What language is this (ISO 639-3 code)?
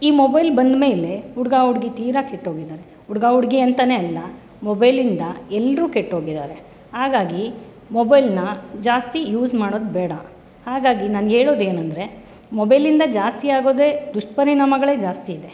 kan